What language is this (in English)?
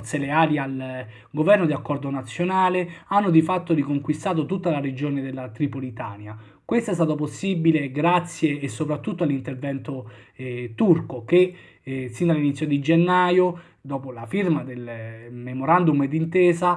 Italian